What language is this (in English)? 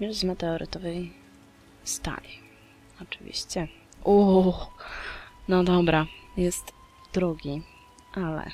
Polish